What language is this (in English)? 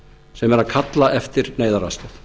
Icelandic